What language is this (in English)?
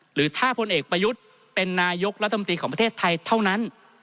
Thai